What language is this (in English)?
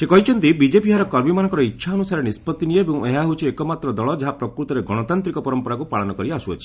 Odia